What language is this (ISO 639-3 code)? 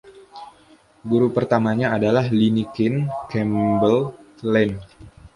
ind